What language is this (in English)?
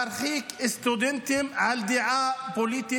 Hebrew